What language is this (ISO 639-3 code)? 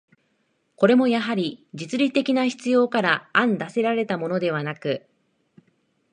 jpn